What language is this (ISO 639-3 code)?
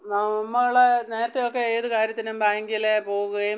mal